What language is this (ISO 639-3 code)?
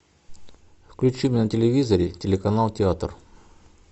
rus